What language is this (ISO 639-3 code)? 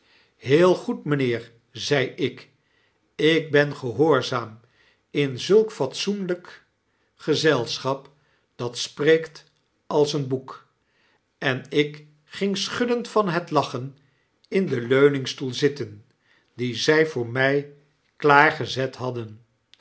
nld